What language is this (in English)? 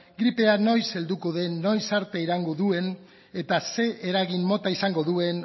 Basque